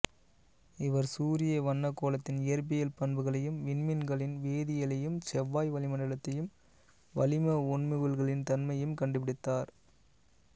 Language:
Tamil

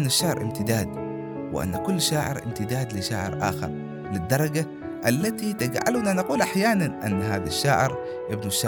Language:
Arabic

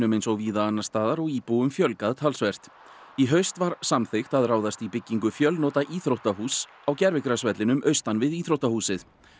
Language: Icelandic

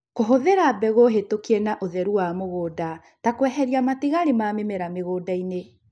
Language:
Kikuyu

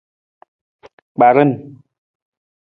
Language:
Nawdm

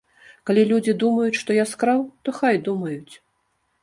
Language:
Belarusian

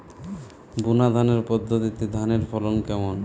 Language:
Bangla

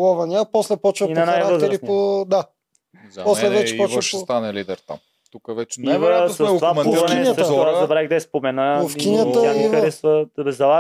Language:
Bulgarian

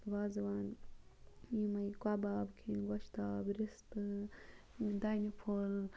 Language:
Kashmiri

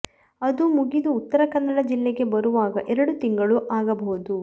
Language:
Kannada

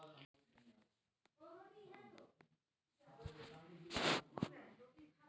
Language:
Magahi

